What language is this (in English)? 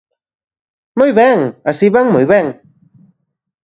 Galician